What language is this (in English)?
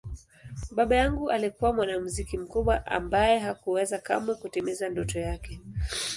Swahili